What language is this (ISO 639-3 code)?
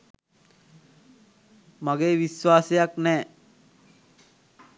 sin